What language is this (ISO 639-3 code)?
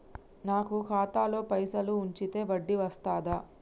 tel